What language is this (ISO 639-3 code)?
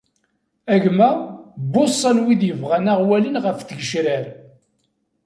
kab